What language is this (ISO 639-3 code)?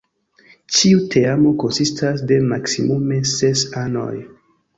epo